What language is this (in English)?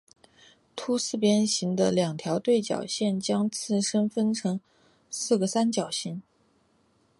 Chinese